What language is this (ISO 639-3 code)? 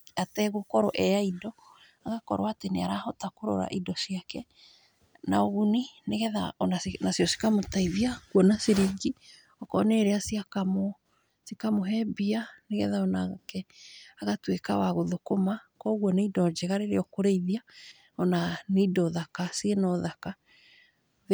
kik